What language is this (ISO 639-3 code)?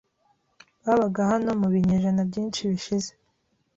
kin